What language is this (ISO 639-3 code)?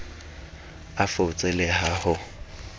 sot